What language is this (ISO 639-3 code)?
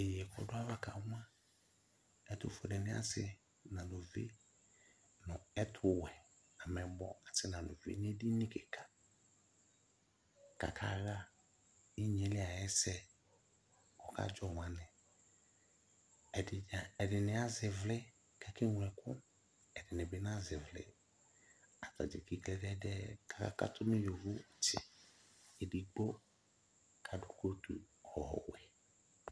kpo